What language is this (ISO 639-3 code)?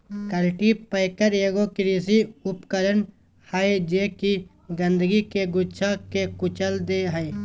mag